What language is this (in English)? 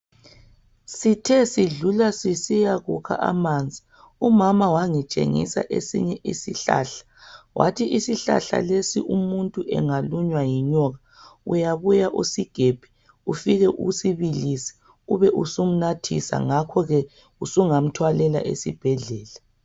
North Ndebele